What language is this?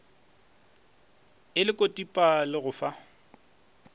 Northern Sotho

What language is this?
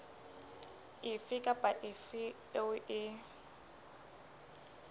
Southern Sotho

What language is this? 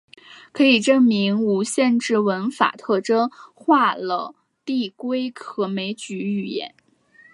Chinese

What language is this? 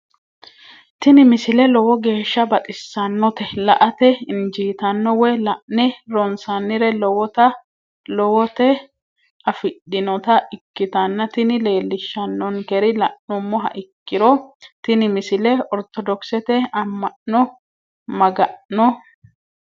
Sidamo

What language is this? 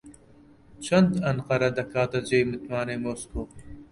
Central Kurdish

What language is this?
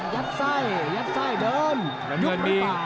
Thai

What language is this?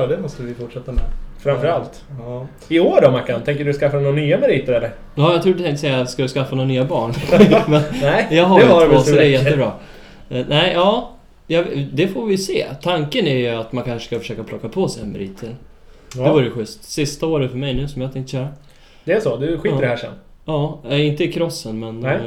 Swedish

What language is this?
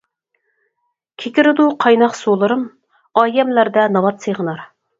Uyghur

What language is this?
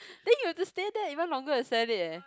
English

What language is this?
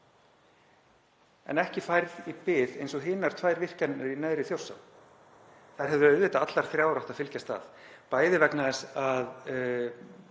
Icelandic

